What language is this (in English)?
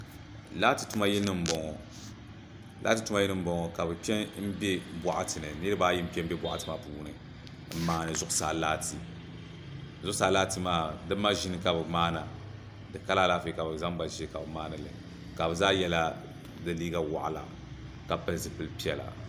Dagbani